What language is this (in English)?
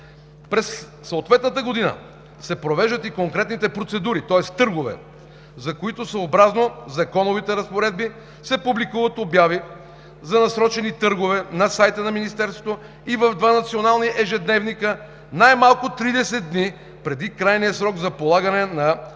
Bulgarian